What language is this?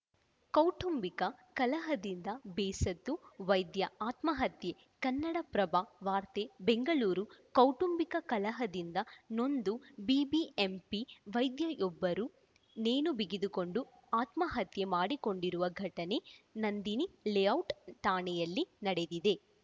Kannada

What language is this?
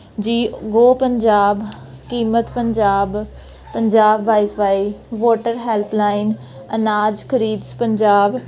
Punjabi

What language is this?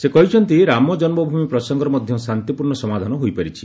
Odia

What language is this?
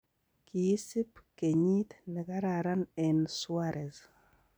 Kalenjin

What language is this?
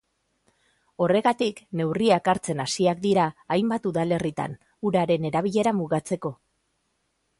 Basque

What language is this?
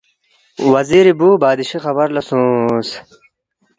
Balti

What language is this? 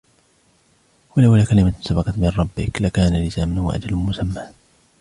Arabic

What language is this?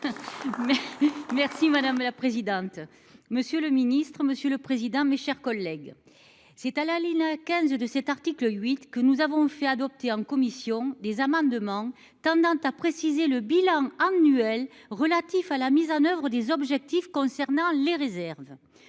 French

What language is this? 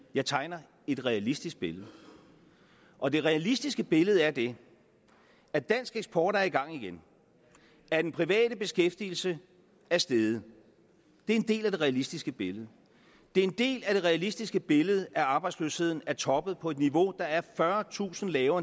Danish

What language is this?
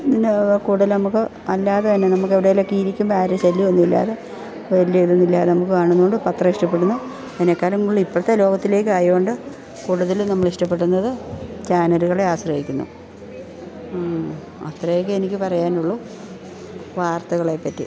Malayalam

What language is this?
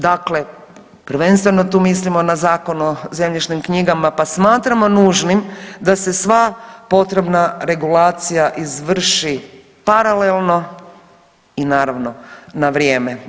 Croatian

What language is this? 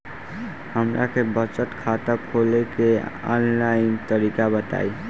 Bhojpuri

